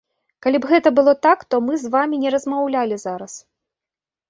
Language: Belarusian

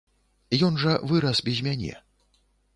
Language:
Belarusian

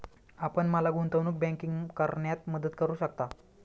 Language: Marathi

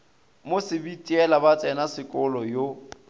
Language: Northern Sotho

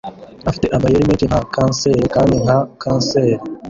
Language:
Kinyarwanda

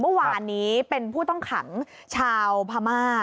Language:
Thai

